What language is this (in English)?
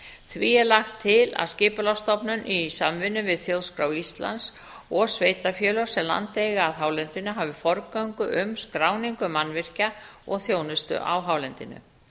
Icelandic